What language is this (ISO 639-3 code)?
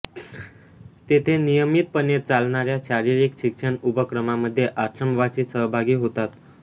mar